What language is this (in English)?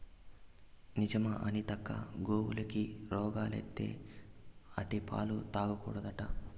Telugu